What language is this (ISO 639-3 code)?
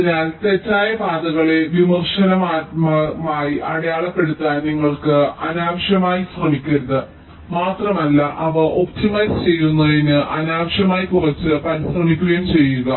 mal